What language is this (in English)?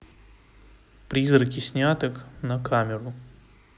Russian